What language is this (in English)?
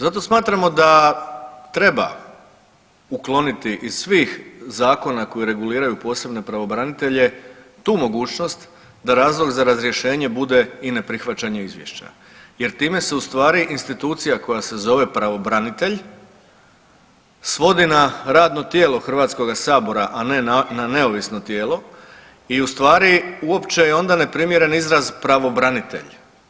Croatian